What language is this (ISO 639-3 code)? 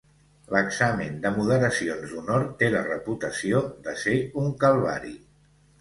cat